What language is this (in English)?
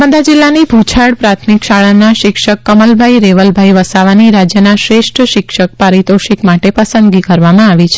Gujarati